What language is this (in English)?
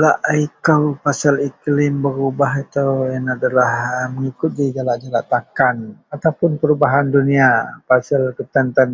Central Melanau